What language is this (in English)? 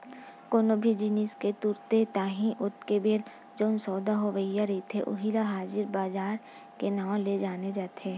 Chhattisgarhi